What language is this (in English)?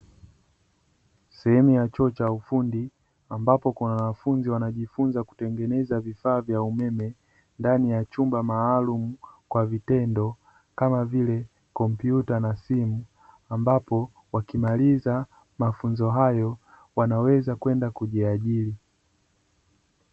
Swahili